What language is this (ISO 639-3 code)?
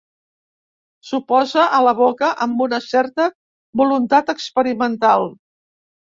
cat